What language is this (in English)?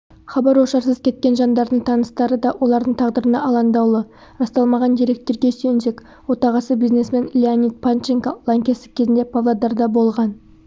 Kazakh